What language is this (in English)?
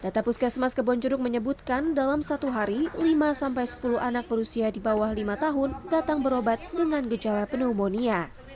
Indonesian